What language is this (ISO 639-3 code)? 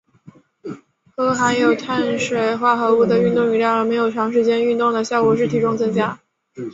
zho